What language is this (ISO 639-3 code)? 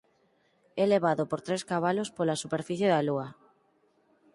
glg